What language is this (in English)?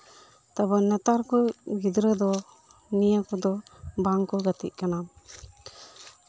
Santali